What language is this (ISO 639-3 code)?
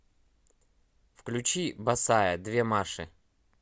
rus